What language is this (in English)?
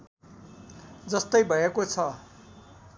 Nepali